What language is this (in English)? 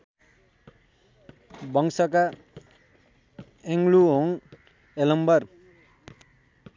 Nepali